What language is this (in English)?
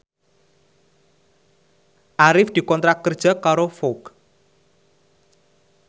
Javanese